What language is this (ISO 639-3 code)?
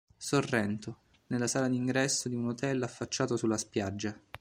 ita